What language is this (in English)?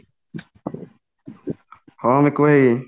Odia